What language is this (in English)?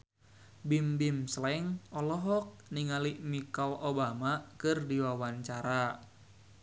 Sundanese